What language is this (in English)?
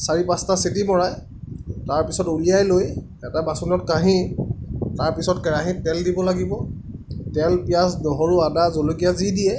Assamese